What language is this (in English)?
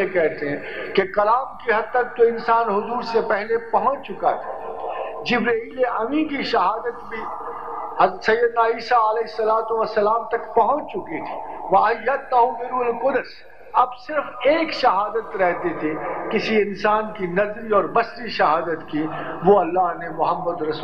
Hindi